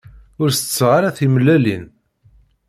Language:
Kabyle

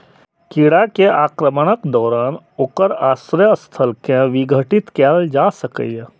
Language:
Maithili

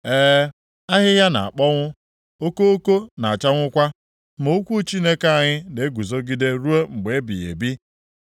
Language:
Igbo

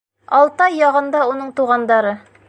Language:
Bashkir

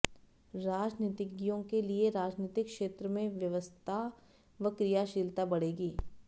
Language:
Hindi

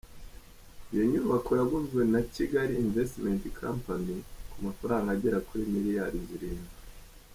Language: Kinyarwanda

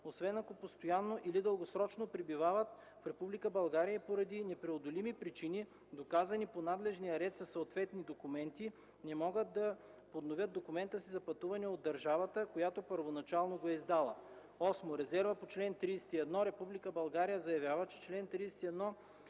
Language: Bulgarian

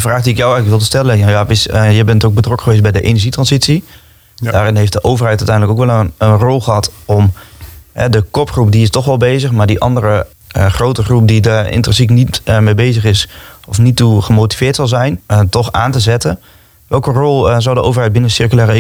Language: Dutch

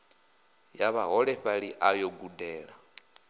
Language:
Venda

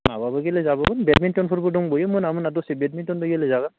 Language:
Bodo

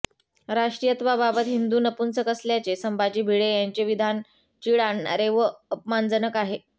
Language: Marathi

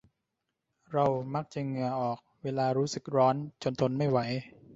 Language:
Thai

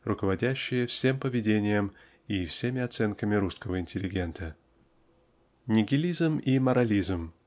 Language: Russian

